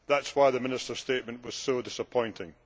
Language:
English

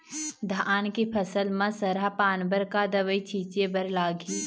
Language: Chhattisgarhi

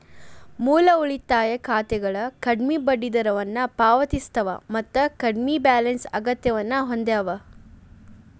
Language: Kannada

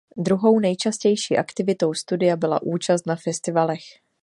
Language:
Czech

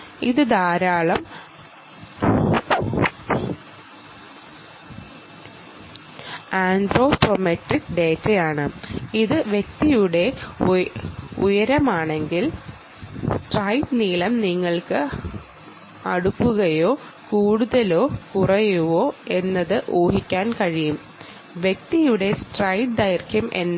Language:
Malayalam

